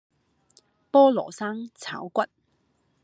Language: Cantonese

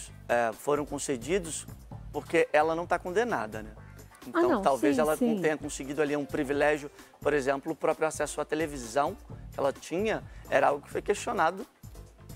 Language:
Portuguese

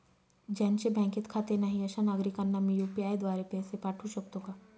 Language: Marathi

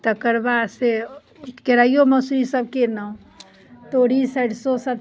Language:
Maithili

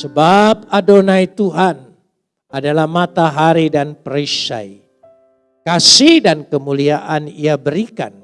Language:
Indonesian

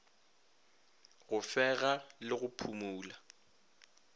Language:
Northern Sotho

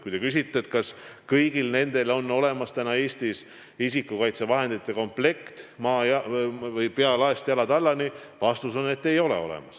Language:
Estonian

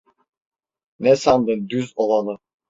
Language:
Turkish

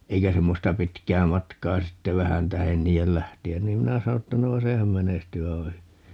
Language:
Finnish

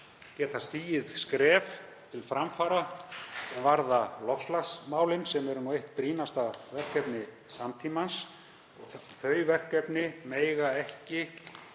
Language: Icelandic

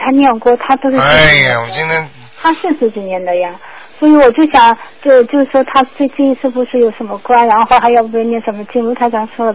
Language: Chinese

